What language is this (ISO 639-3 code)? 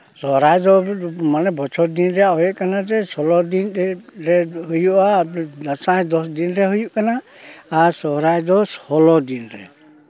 sat